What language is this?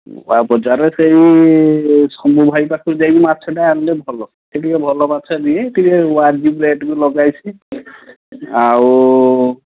Odia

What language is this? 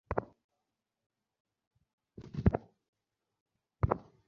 Bangla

